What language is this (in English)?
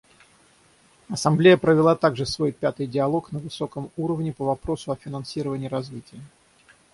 Russian